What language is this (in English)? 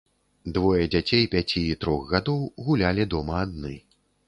Belarusian